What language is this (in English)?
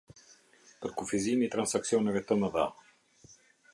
Albanian